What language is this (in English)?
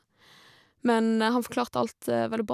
Norwegian